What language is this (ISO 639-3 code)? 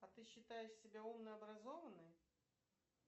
rus